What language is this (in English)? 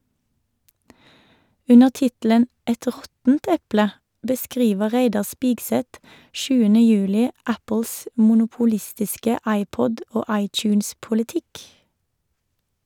Norwegian